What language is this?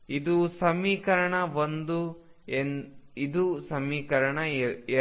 Kannada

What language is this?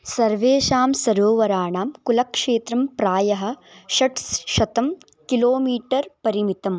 Sanskrit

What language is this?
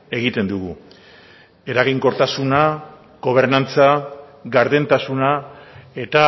Basque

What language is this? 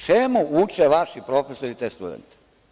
Serbian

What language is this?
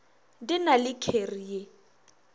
Northern Sotho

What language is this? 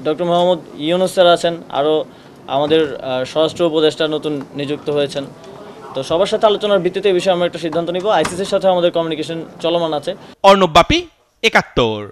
Bangla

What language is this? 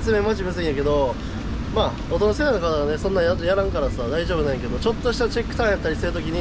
Japanese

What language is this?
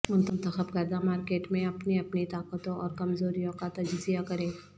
Urdu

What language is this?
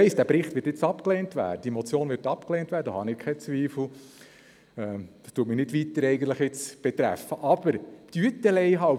Swiss German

